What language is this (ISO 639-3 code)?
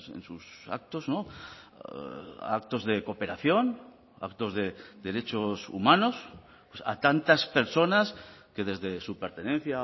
spa